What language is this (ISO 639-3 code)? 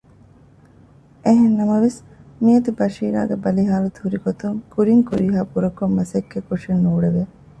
div